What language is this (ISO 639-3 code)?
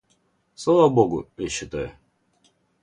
rus